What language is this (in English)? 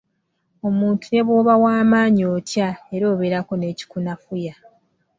Ganda